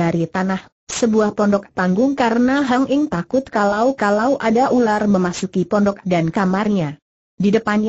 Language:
Indonesian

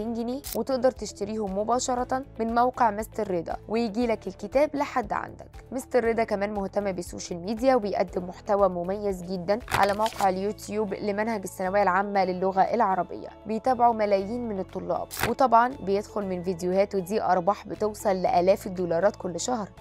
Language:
Arabic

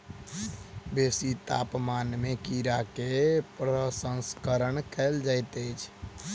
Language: Maithili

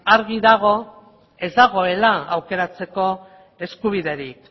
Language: Basque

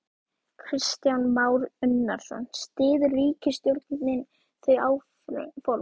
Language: Icelandic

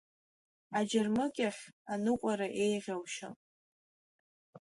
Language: Abkhazian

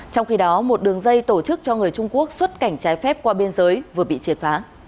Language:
Vietnamese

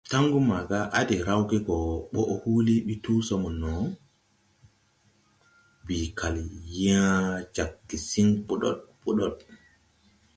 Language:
Tupuri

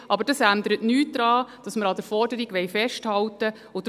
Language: Swiss German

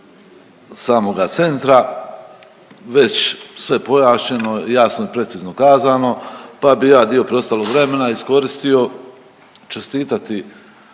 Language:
Croatian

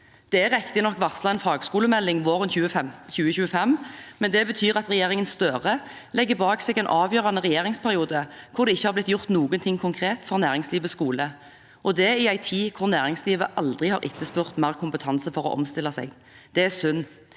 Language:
Norwegian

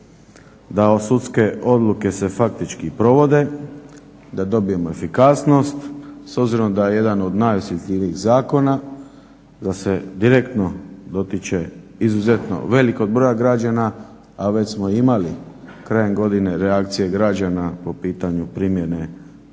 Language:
Croatian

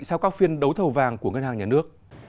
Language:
Vietnamese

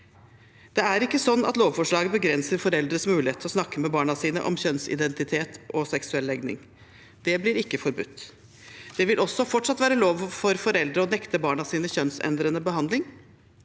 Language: Norwegian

